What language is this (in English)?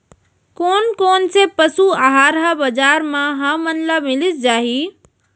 Chhattisgarhi